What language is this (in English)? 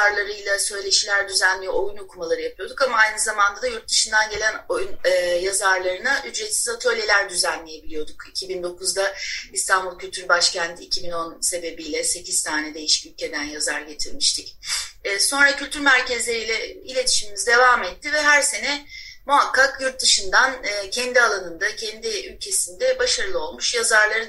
Turkish